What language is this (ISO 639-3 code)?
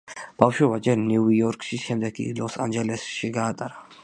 kat